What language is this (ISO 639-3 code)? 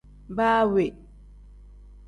kdh